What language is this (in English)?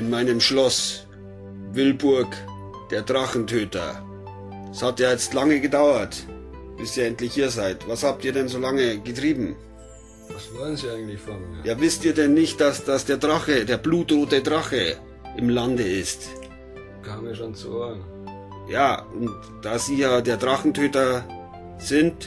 German